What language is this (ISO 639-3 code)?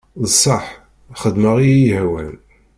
kab